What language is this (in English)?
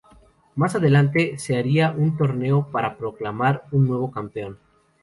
Spanish